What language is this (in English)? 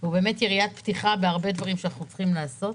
Hebrew